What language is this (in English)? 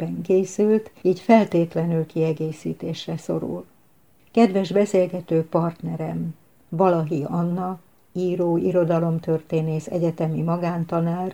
Hungarian